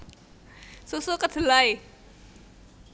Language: Javanese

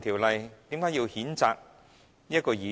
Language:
Cantonese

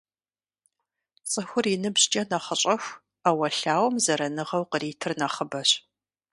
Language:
Kabardian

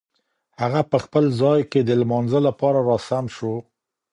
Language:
Pashto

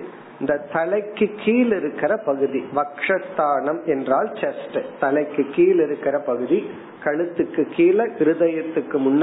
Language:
Tamil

